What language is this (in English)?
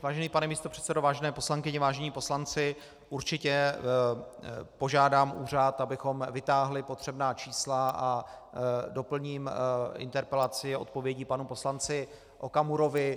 Czech